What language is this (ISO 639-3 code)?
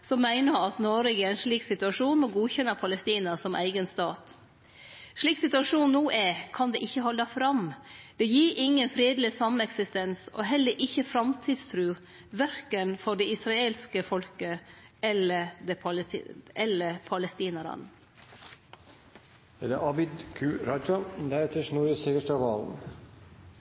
nno